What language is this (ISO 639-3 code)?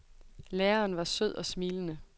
dan